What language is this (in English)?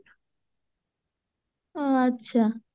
Odia